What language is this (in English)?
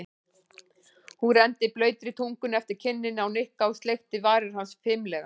Icelandic